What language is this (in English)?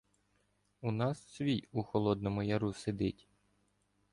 Ukrainian